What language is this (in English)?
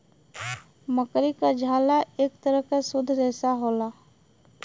Bhojpuri